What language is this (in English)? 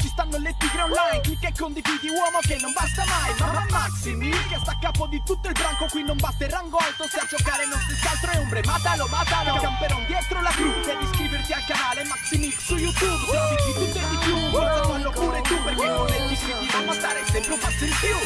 Italian